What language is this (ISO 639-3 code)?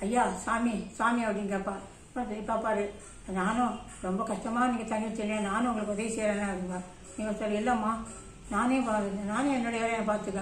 tha